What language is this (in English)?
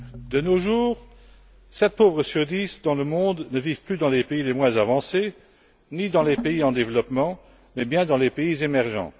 French